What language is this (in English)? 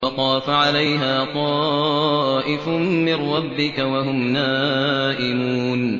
Arabic